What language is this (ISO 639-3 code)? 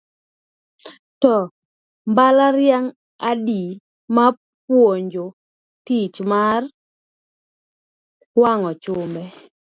luo